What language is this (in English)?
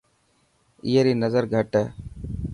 Dhatki